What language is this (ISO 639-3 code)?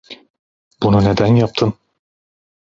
tur